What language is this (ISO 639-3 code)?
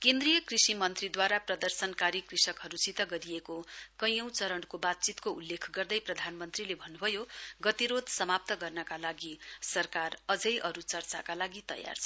nep